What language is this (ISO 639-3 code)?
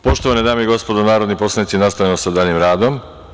srp